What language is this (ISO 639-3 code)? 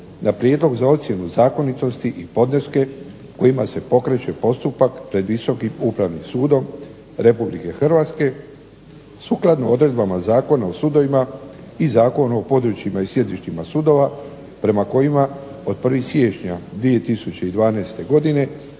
hrv